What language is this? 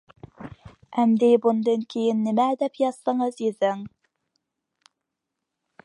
Uyghur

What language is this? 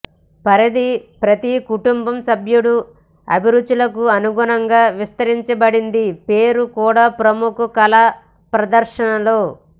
Telugu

